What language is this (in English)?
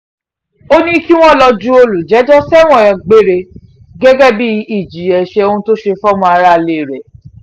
Yoruba